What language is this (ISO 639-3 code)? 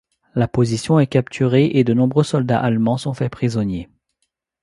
fra